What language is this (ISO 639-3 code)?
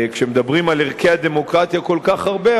heb